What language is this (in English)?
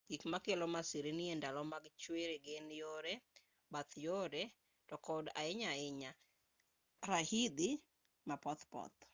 Luo (Kenya and Tanzania)